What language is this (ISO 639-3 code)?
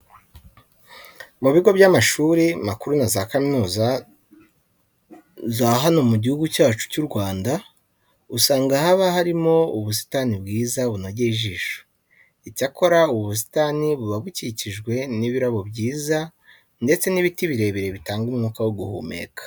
kin